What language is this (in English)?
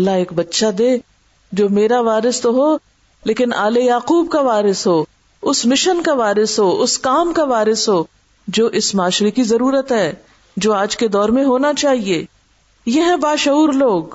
Urdu